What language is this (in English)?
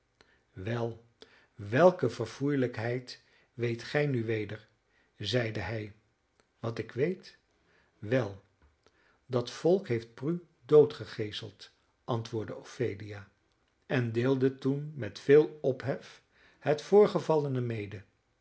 Dutch